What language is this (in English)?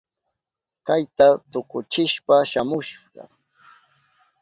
Southern Pastaza Quechua